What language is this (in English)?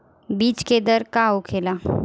Bhojpuri